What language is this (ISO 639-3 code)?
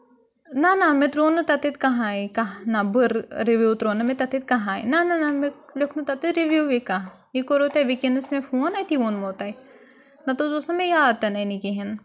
kas